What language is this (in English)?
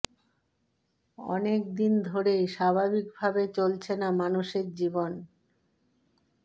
Bangla